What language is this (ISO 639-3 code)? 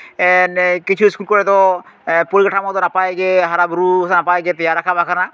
sat